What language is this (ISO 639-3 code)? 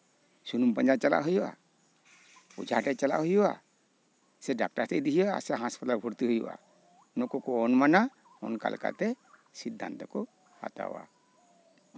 sat